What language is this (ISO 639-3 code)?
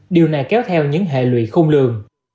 vie